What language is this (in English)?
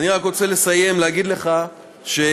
Hebrew